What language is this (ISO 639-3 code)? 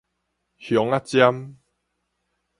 nan